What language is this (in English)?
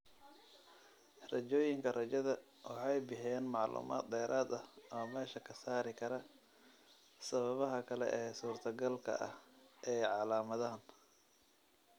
Somali